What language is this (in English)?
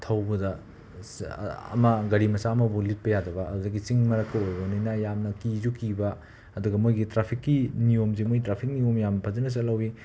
Manipuri